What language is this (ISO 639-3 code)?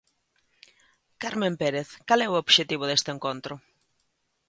glg